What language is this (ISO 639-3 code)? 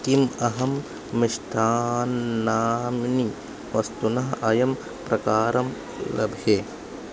san